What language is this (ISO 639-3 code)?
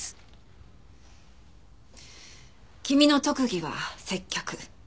jpn